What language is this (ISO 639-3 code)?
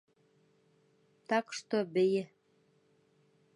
bak